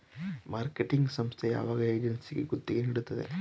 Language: Kannada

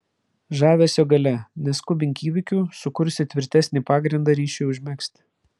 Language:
Lithuanian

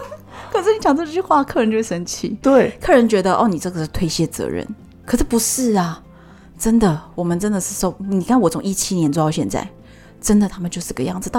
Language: Chinese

